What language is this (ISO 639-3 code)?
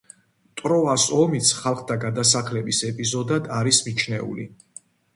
kat